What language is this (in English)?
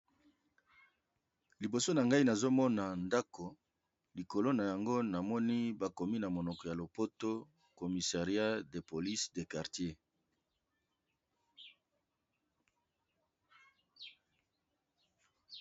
Lingala